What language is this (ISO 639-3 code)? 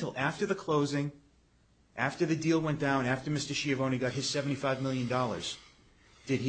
eng